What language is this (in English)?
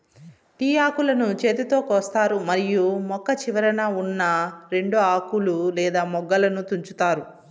Telugu